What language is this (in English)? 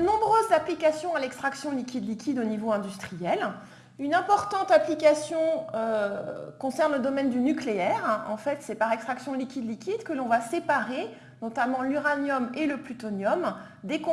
French